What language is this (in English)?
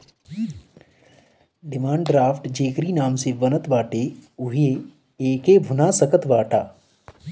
Bhojpuri